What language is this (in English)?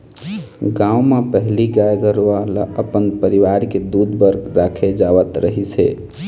Chhattisgarhi